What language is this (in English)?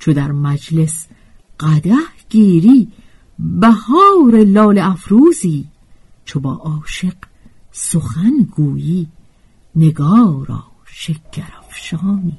Persian